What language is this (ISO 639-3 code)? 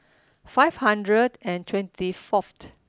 eng